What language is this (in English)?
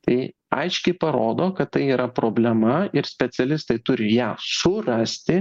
Lithuanian